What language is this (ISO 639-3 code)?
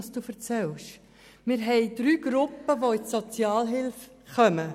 gsw